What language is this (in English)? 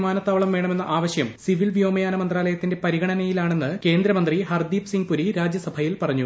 Malayalam